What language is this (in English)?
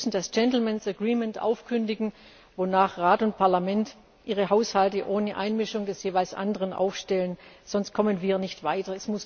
German